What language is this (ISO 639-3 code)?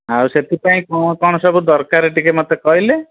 ori